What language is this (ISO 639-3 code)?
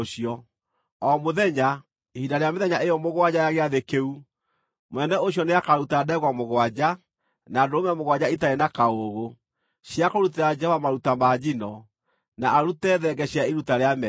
kik